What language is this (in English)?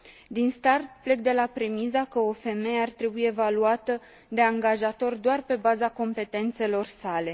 Romanian